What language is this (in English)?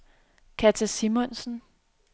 Danish